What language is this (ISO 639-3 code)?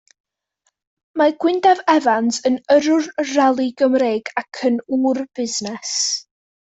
cym